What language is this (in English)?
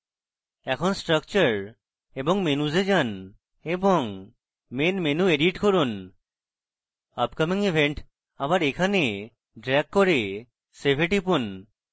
Bangla